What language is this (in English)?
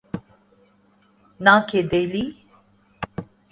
Urdu